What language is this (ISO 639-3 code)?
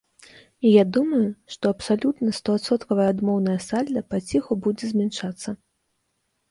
bel